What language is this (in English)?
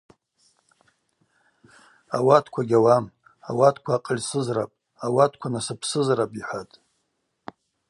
Abaza